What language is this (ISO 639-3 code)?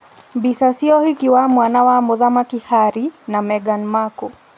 kik